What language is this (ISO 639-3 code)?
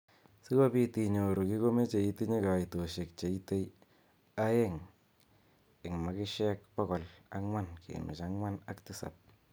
kln